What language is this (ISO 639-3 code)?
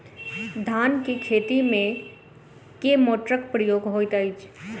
mai